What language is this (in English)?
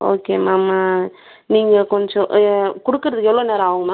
Tamil